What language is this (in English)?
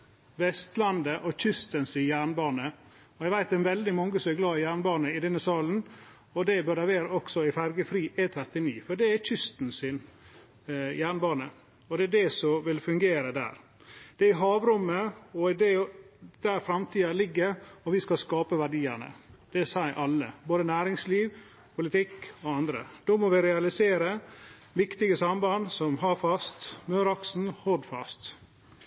Norwegian